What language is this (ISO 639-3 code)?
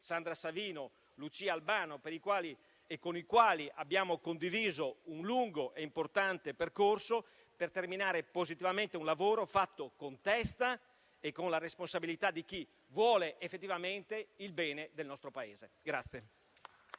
ita